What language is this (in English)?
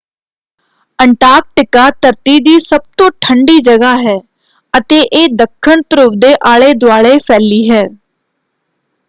Punjabi